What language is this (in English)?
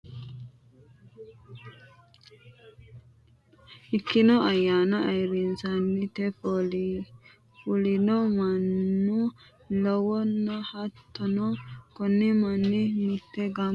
Sidamo